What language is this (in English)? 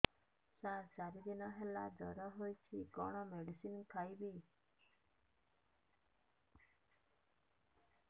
Odia